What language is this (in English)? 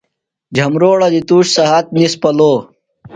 Phalura